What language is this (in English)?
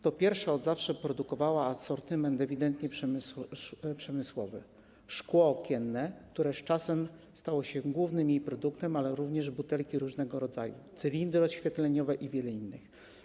Polish